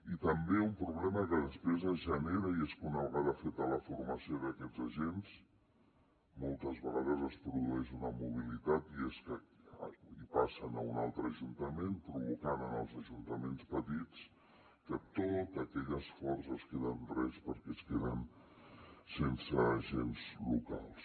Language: Catalan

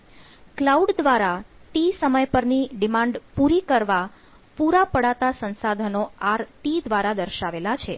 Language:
Gujarati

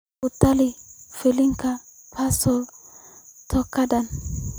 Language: Somali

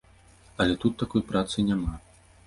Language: Belarusian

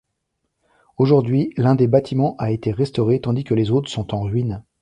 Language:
French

